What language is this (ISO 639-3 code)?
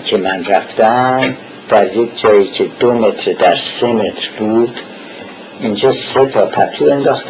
fas